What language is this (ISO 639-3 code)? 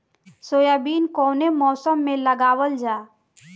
bho